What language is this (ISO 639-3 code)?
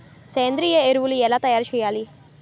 tel